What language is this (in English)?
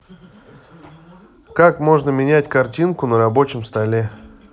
Russian